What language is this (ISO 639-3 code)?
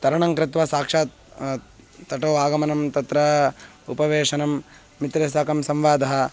san